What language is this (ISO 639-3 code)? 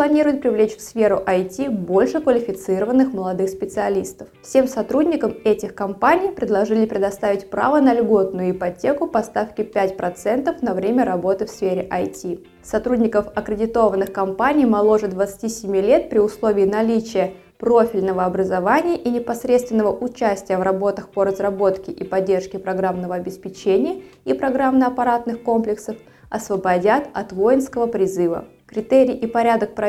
rus